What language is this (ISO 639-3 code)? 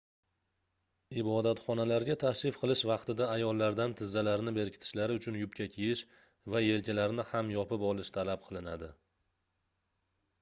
uzb